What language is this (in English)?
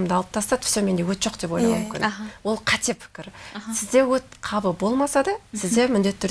Russian